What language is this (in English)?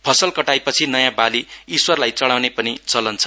Nepali